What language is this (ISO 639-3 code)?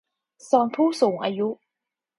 tha